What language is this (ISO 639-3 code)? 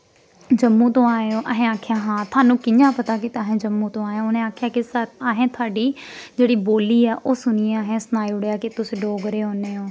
doi